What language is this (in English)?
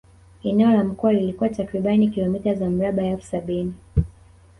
Swahili